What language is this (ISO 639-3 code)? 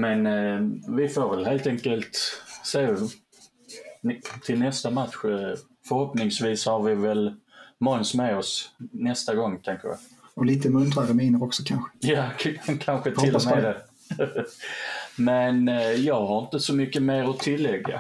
swe